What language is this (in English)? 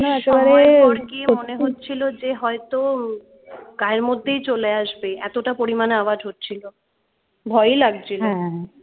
Bangla